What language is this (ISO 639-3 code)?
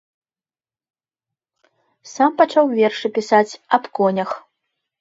bel